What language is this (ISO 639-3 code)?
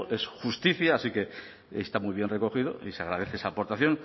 spa